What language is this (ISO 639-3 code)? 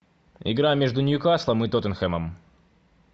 rus